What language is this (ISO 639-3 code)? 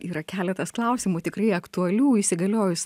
lit